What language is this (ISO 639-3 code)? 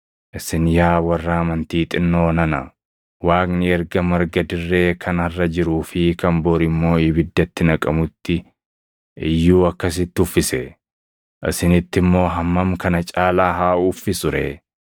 orm